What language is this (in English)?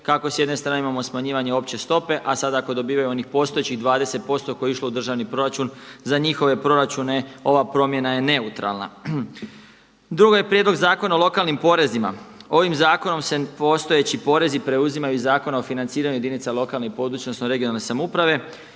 Croatian